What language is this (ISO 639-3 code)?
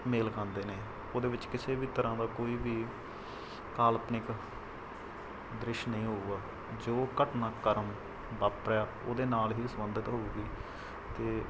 pan